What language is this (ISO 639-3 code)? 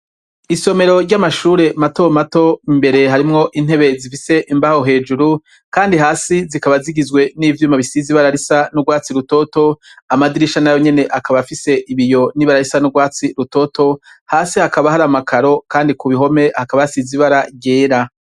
run